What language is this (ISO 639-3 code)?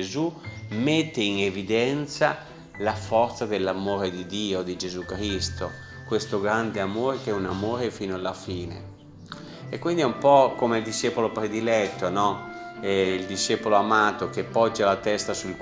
ita